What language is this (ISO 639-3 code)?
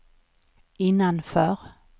swe